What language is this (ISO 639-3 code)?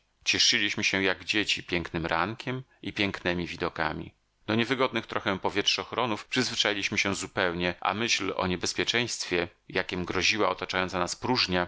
pol